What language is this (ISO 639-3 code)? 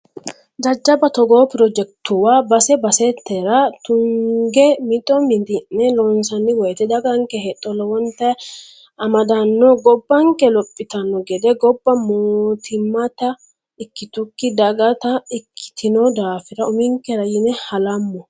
sid